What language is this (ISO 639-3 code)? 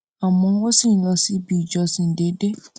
yor